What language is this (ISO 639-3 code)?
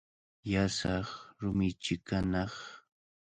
qvl